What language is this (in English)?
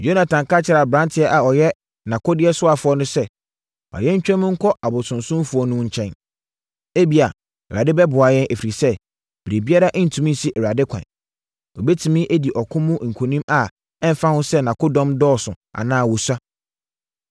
Akan